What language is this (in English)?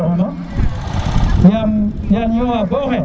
Serer